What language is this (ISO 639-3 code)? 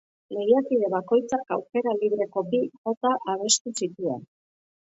eus